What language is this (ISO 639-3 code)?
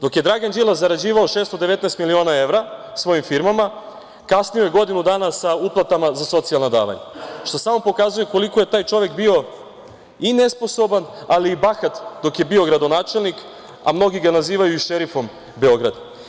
srp